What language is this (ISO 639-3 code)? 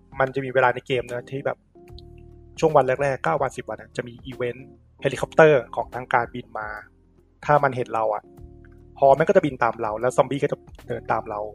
tha